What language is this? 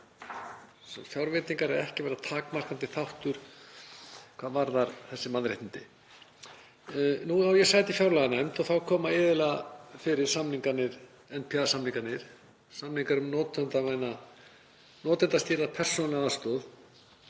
Icelandic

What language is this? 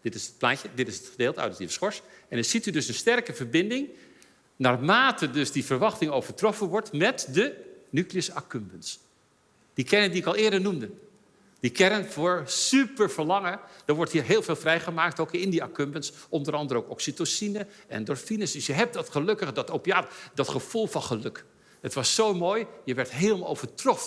Dutch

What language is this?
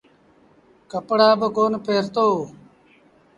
Sindhi Bhil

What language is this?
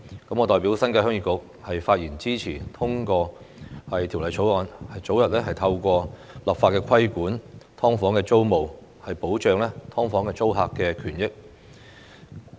Cantonese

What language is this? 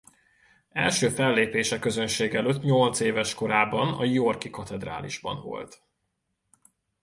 Hungarian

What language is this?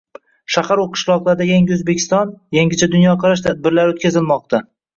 Uzbek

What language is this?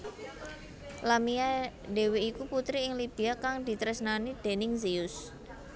Javanese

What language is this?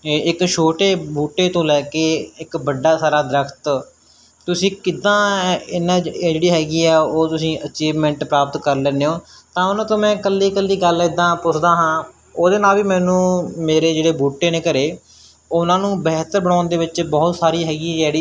Punjabi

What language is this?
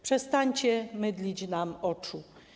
Polish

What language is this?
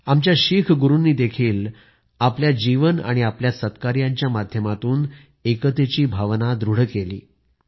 Marathi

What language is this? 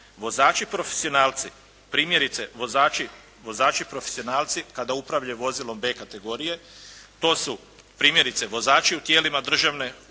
Croatian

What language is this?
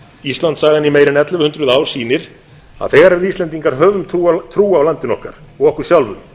Icelandic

